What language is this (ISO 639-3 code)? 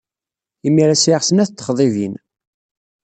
kab